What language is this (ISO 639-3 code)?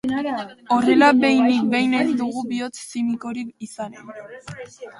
eus